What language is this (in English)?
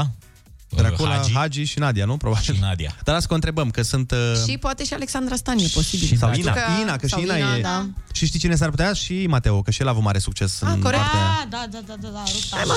Romanian